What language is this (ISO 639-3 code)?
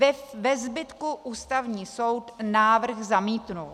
ces